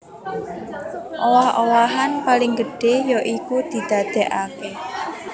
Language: Javanese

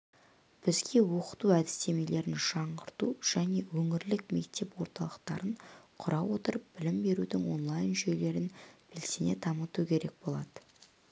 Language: Kazakh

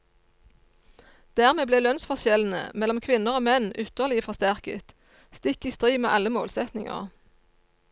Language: Norwegian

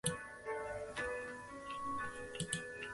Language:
Chinese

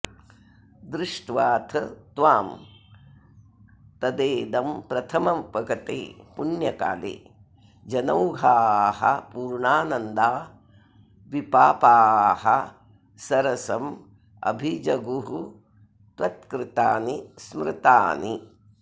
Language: Sanskrit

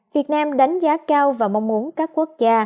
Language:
Vietnamese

